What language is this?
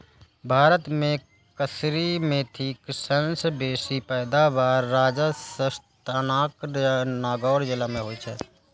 Maithili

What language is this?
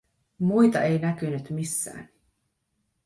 Finnish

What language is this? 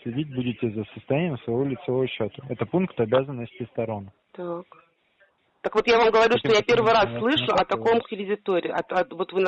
Russian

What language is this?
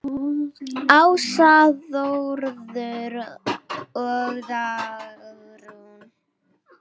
Icelandic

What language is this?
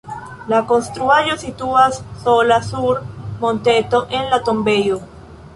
Esperanto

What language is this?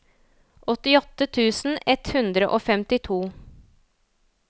Norwegian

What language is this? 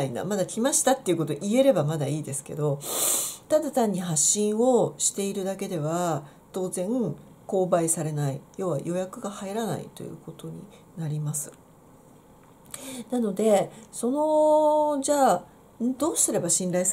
Japanese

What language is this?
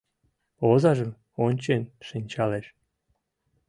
Mari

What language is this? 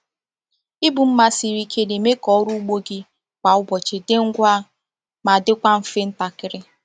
Igbo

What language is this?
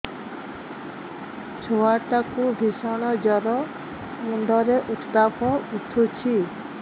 Odia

